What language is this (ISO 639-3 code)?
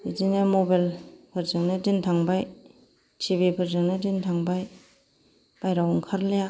brx